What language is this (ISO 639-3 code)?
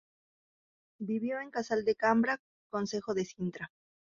spa